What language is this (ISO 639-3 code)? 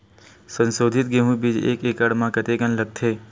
hne